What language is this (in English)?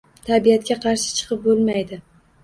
Uzbek